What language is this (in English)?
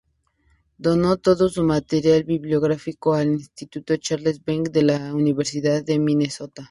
Spanish